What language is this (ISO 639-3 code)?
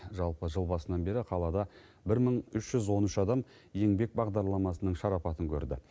kaz